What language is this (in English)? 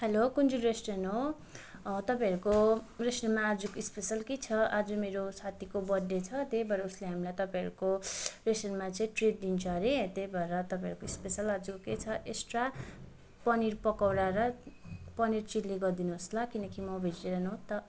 Nepali